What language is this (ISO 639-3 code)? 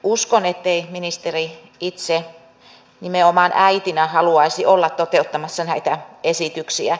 fin